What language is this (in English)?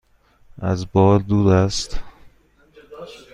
Persian